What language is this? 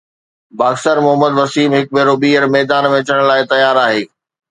Sindhi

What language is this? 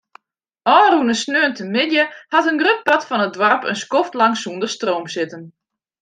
Western Frisian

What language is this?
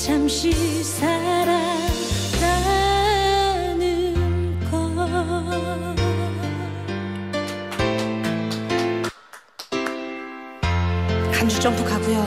Korean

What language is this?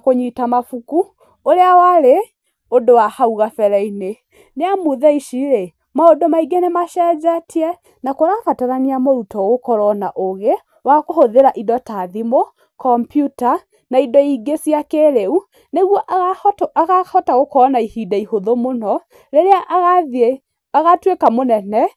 Kikuyu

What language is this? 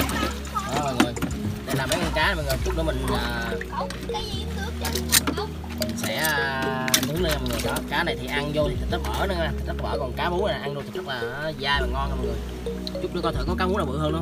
Vietnamese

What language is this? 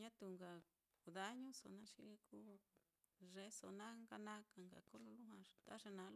Mitlatongo Mixtec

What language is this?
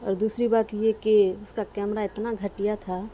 Urdu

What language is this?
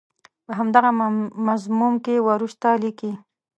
Pashto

